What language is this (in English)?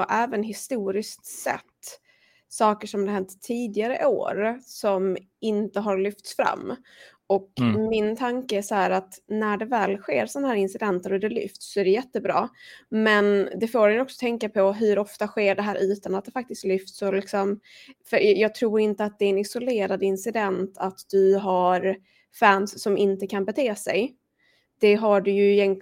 Swedish